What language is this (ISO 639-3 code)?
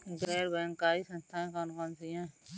hin